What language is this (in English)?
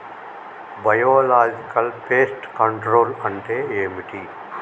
Telugu